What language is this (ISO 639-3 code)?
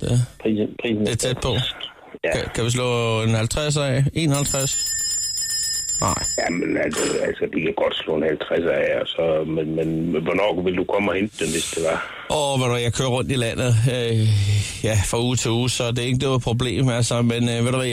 dan